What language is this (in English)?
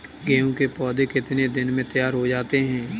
Hindi